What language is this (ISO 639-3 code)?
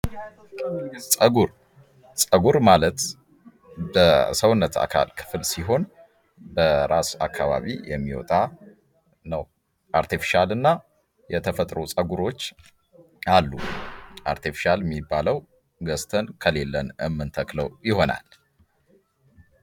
amh